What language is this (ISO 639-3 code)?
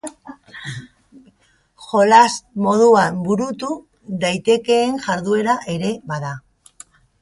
eus